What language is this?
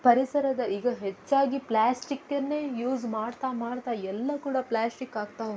Kannada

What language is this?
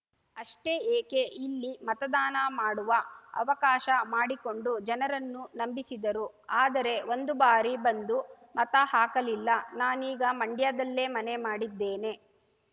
Kannada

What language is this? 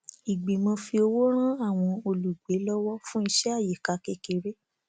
Yoruba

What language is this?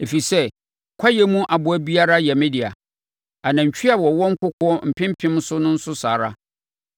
Akan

